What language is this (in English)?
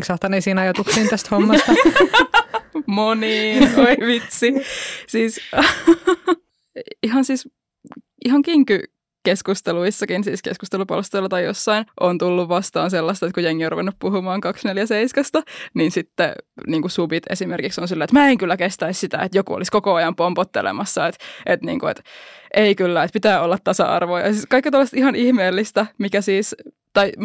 Finnish